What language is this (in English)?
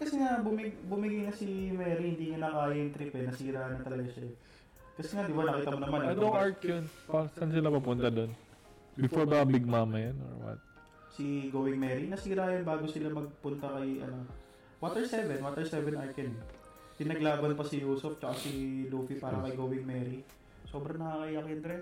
Filipino